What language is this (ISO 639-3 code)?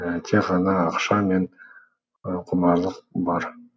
kaz